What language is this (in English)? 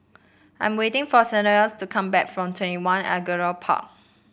English